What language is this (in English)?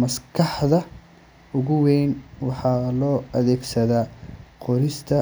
Somali